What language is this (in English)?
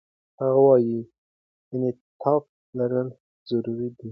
Pashto